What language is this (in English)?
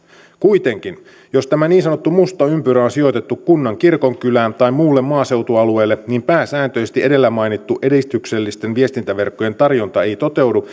Finnish